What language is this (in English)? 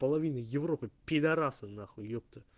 Russian